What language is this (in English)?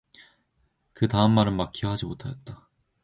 Korean